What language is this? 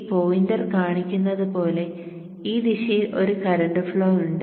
Malayalam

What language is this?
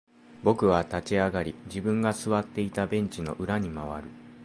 Japanese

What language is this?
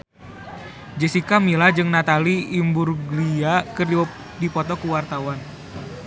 Sundanese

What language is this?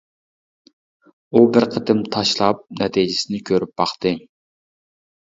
Uyghur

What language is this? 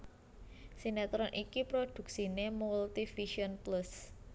Javanese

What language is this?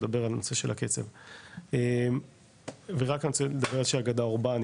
Hebrew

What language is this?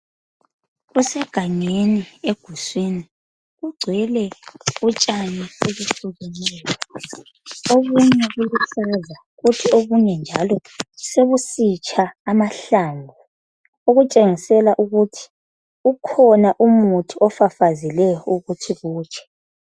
North Ndebele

